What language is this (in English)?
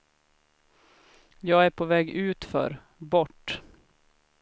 Swedish